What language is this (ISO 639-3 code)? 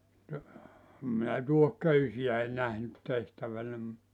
fin